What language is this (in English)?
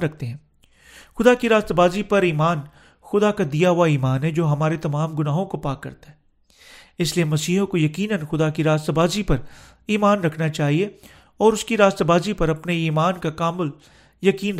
Urdu